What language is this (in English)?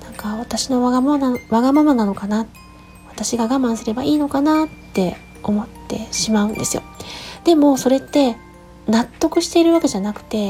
Japanese